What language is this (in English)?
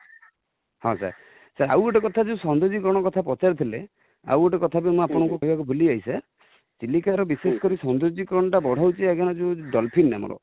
Odia